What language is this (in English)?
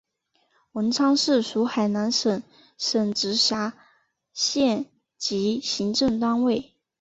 Chinese